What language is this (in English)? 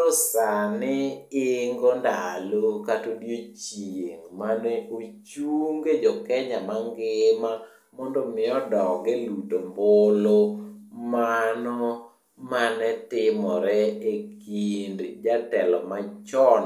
Luo (Kenya and Tanzania)